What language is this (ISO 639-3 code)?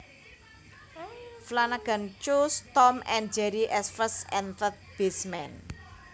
jav